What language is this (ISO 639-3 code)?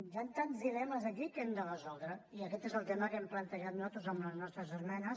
cat